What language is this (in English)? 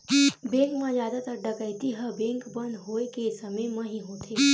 Chhattisgarhi